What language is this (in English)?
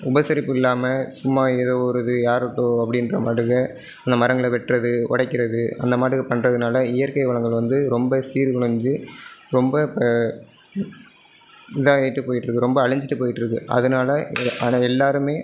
Tamil